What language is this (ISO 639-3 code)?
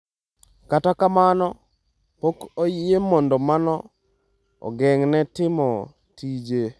luo